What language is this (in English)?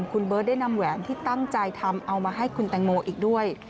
Thai